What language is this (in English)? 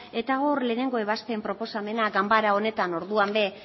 Basque